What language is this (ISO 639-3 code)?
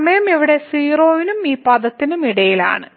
mal